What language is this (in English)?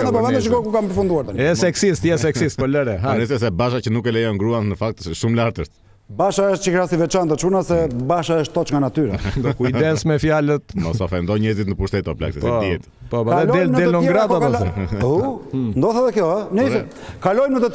Romanian